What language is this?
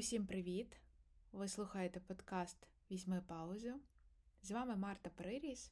Ukrainian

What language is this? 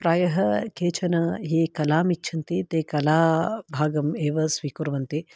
Sanskrit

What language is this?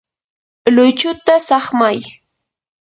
Yanahuanca Pasco Quechua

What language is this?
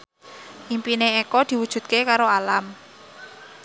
Javanese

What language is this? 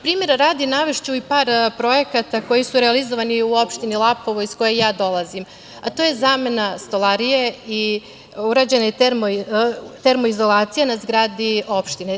Serbian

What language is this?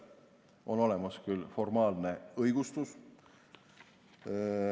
Estonian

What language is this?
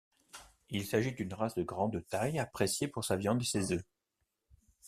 French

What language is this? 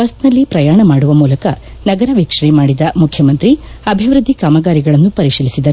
Kannada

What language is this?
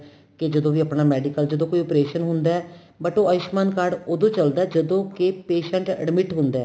Punjabi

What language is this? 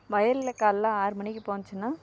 Tamil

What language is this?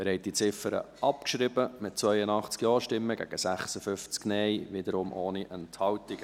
Swiss German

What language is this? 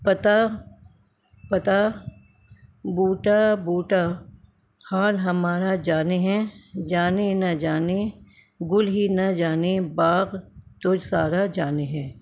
Urdu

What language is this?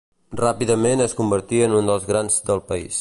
Catalan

